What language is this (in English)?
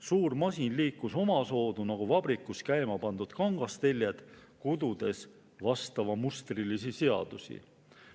Estonian